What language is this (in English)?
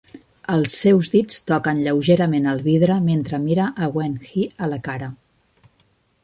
Catalan